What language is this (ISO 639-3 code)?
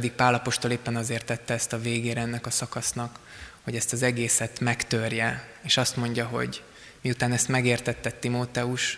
hun